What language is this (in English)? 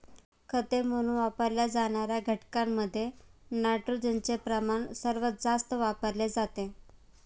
Marathi